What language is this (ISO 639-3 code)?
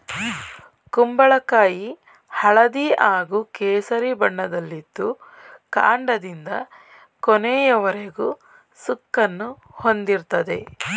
kan